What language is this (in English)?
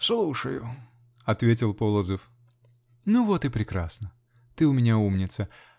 Russian